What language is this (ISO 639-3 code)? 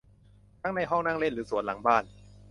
tha